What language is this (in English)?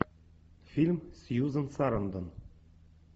Russian